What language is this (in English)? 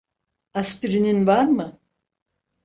Turkish